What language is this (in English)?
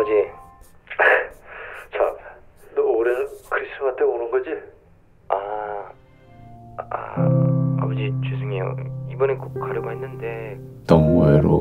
Korean